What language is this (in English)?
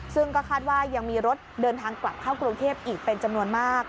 Thai